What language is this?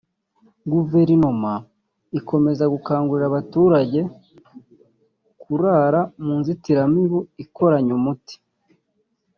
Kinyarwanda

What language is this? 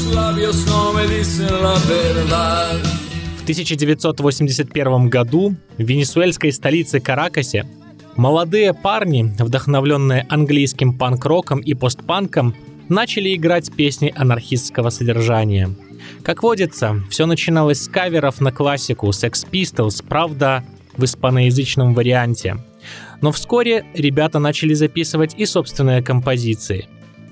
Russian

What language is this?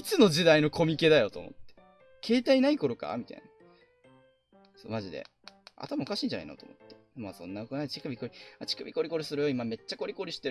Japanese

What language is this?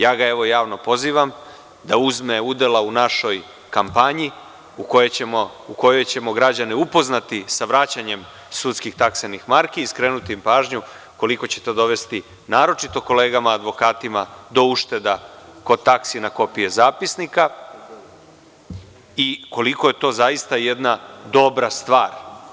Serbian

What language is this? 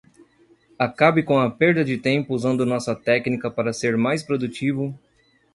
Portuguese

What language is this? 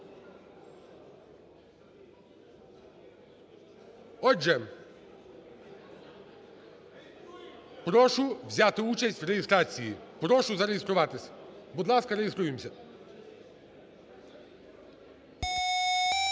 Ukrainian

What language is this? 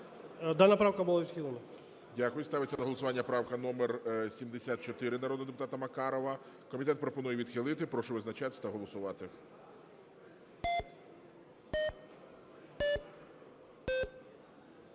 Ukrainian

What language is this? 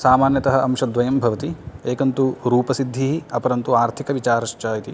Sanskrit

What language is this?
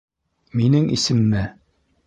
Bashkir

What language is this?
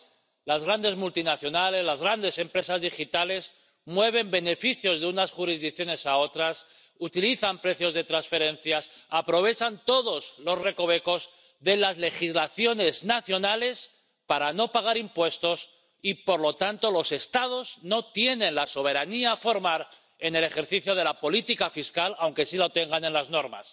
Spanish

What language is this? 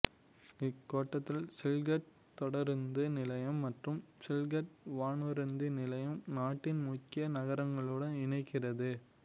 Tamil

